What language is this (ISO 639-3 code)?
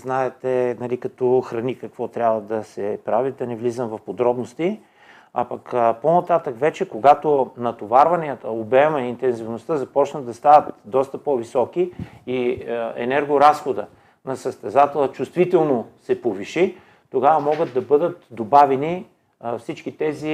bul